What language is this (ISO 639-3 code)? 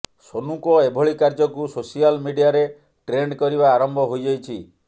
ori